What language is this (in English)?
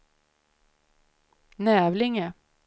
Swedish